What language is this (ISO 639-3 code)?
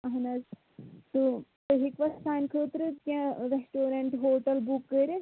kas